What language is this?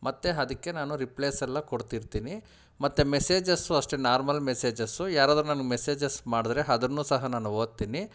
Kannada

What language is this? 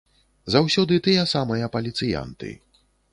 Belarusian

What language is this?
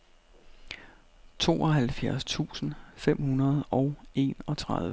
Danish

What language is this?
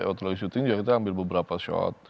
Indonesian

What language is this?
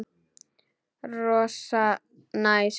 Icelandic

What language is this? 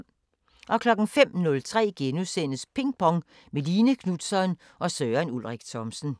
Danish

